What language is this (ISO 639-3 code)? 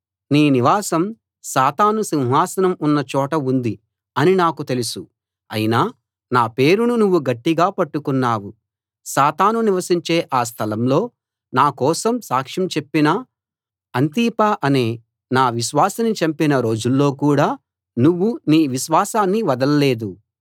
tel